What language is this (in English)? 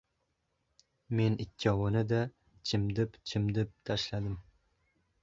Uzbek